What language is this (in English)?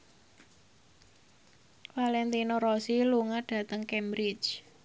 Javanese